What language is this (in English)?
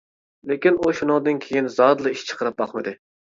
Uyghur